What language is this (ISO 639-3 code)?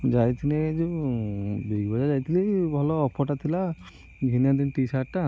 ori